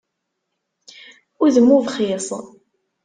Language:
Kabyle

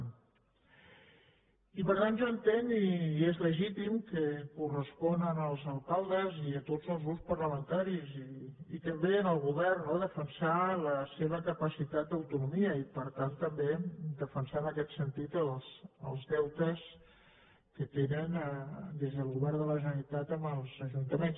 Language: Catalan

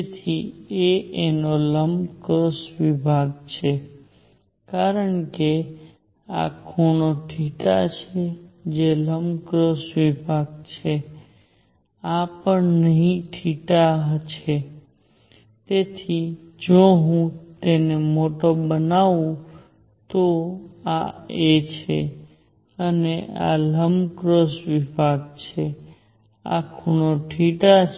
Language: Gujarati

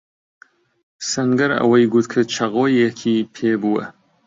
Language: Central Kurdish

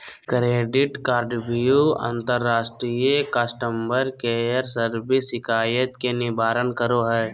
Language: Magahi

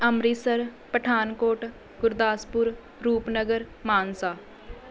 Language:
Punjabi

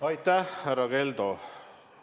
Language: Estonian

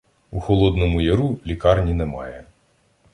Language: Ukrainian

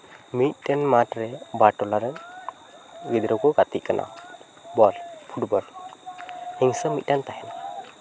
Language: Santali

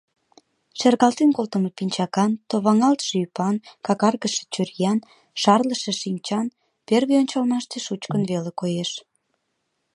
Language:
Mari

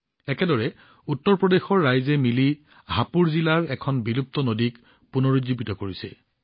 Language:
Assamese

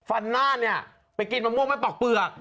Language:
Thai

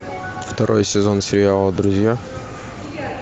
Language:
Russian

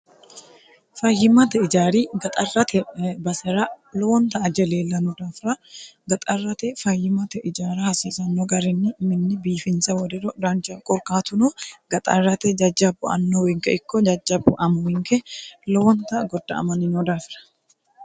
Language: Sidamo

